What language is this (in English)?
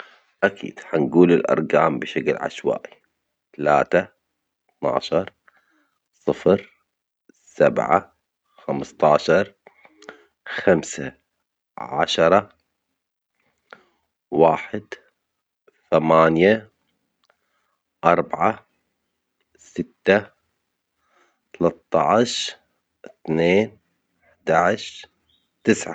Omani Arabic